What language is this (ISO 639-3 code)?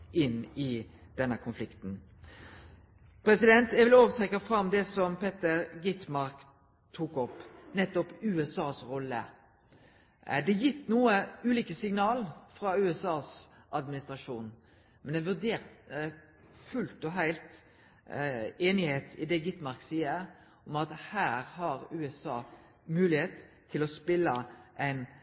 nno